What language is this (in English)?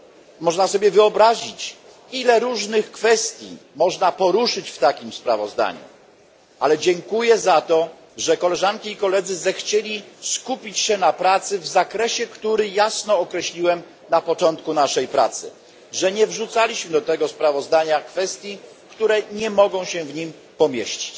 Polish